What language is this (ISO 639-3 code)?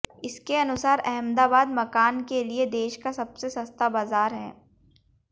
hin